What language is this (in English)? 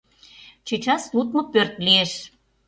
Mari